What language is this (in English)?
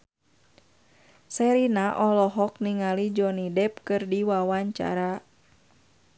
Sundanese